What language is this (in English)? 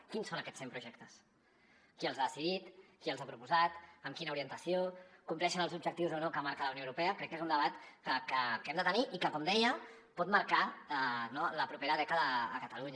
Catalan